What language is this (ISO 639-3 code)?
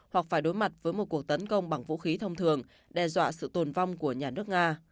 vie